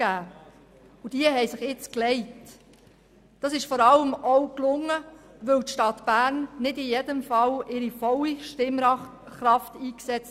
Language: Swiss German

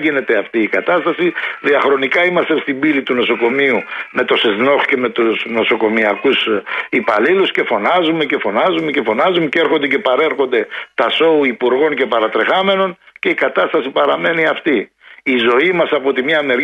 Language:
Greek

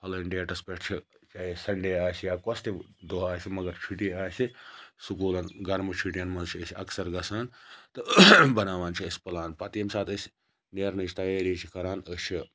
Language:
Kashmiri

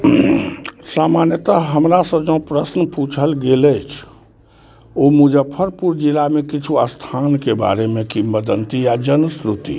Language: Maithili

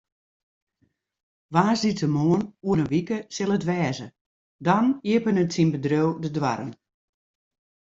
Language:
Western Frisian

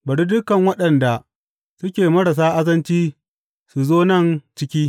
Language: Hausa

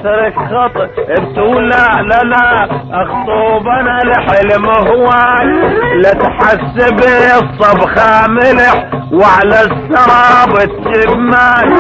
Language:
Arabic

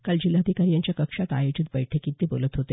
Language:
Marathi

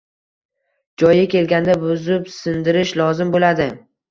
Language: Uzbek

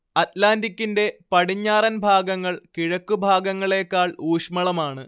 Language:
Malayalam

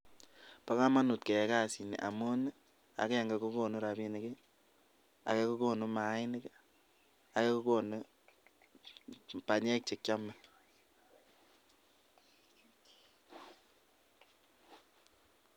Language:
Kalenjin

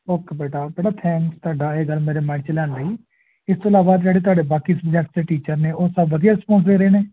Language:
Punjabi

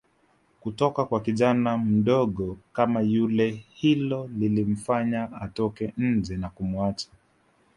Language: Swahili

